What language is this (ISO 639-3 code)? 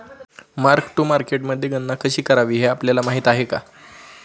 mar